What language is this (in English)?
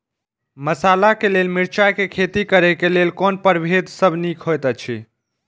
Maithili